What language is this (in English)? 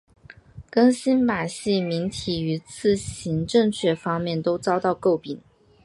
Chinese